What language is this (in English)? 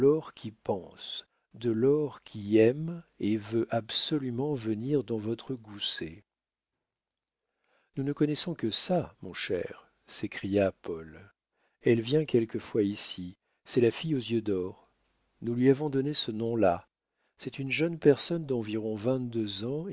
French